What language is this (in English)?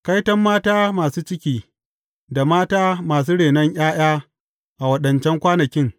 Hausa